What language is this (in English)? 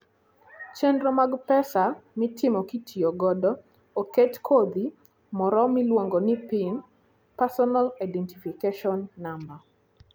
Luo (Kenya and Tanzania)